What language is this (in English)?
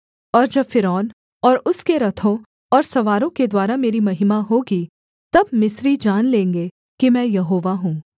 Hindi